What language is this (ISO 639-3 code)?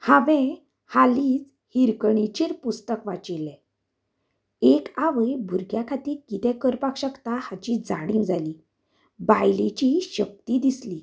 kok